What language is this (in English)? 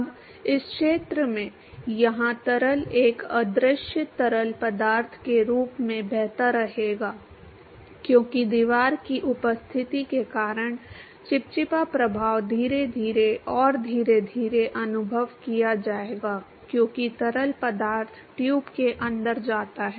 Hindi